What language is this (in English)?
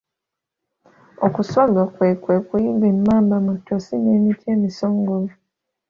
Ganda